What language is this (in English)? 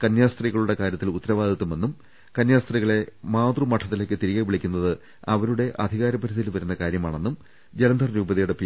Malayalam